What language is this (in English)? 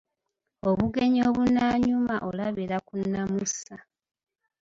Ganda